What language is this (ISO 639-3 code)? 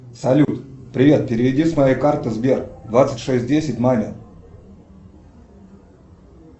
rus